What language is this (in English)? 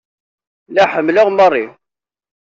Kabyle